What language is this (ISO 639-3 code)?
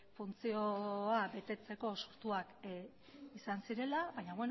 eus